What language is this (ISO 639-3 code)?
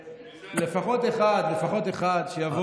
heb